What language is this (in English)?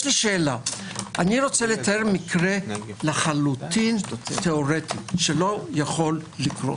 Hebrew